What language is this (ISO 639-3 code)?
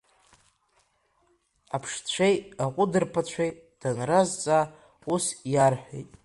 abk